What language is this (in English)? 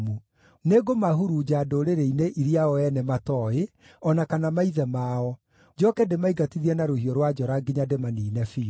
Kikuyu